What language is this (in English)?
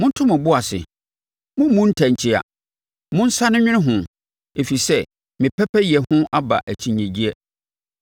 Akan